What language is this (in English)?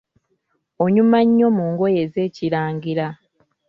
Ganda